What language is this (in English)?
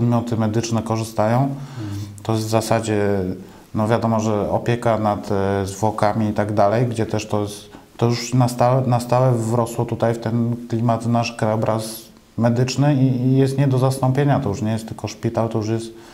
Polish